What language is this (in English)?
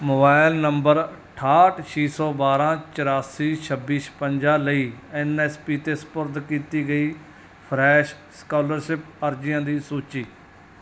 Punjabi